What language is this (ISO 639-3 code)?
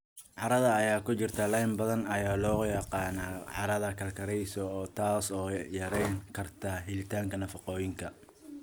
som